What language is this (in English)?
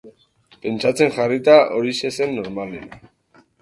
Basque